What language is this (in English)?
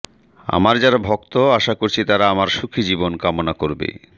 Bangla